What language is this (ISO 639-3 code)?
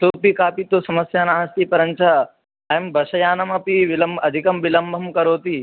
san